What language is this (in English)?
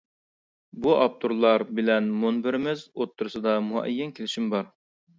Uyghur